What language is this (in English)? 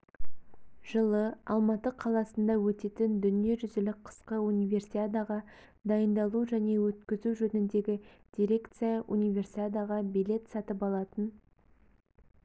Kazakh